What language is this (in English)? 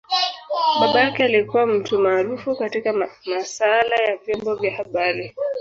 Swahili